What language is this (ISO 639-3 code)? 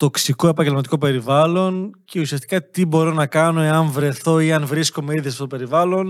ell